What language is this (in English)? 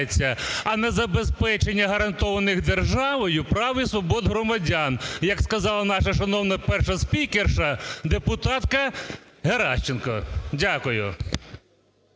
Ukrainian